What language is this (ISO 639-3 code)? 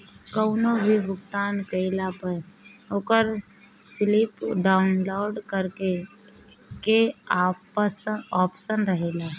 bho